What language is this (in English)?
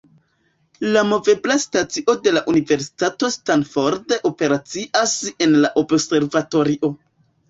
Esperanto